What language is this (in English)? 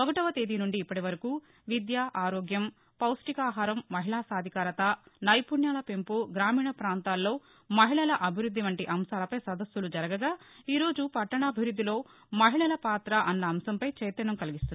Telugu